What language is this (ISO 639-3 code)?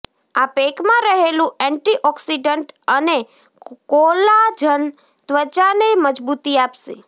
guj